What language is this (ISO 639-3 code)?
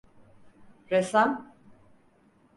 tur